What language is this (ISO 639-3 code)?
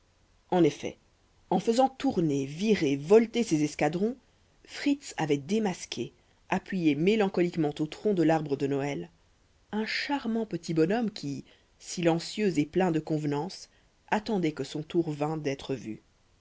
fra